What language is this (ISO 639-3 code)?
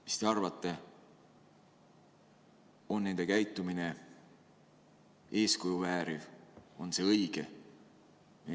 est